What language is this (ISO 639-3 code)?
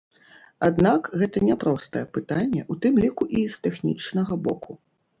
bel